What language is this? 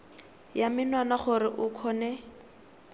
Tswana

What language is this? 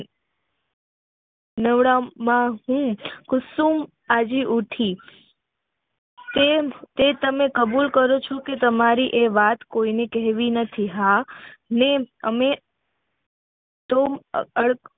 Gujarati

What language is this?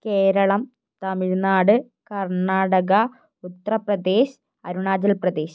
Malayalam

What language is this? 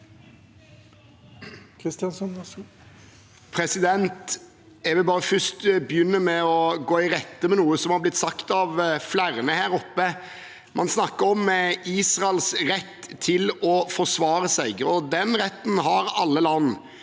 Norwegian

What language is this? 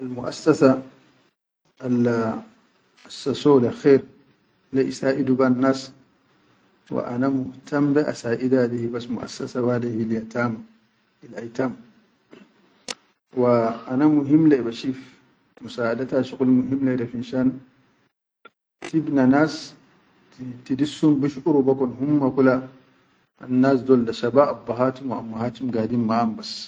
Chadian Arabic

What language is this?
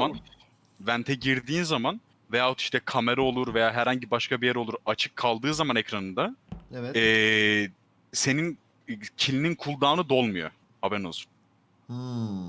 Turkish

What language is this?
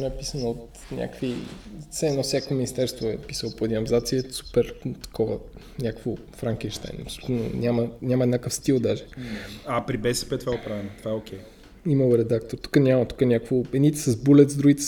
Bulgarian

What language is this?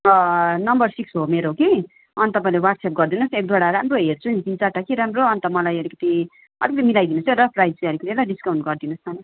Nepali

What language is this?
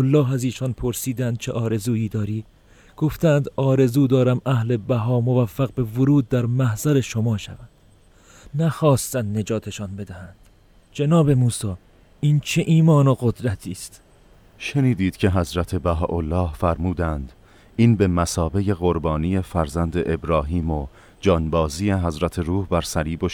Persian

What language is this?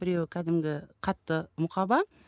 Kazakh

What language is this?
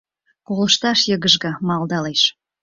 Mari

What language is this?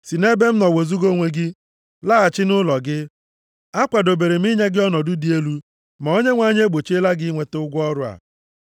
Igbo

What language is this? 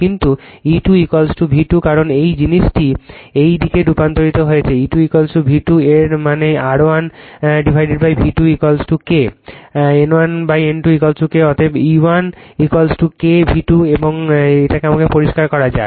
Bangla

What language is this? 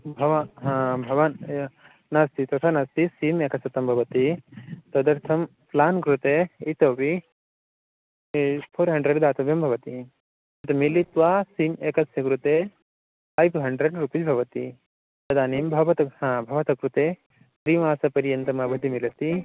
Sanskrit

